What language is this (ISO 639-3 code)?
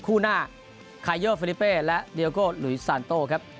tha